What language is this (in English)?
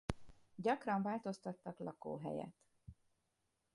Hungarian